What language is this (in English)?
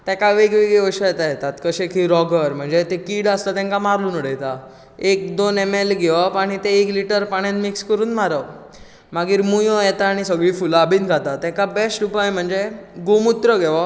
Konkani